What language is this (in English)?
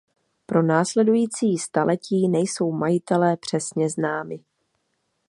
Czech